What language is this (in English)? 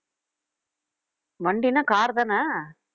Tamil